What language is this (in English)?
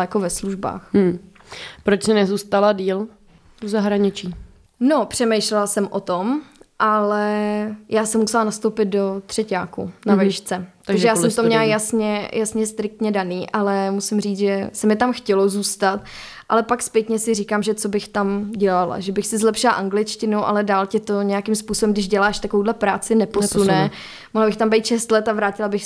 Czech